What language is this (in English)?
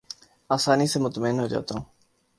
Urdu